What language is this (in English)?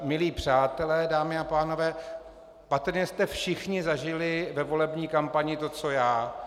Czech